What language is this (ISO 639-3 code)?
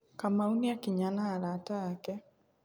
kik